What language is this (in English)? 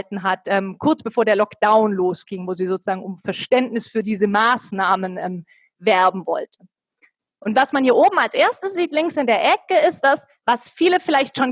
German